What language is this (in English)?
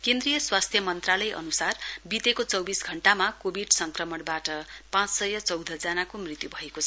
Nepali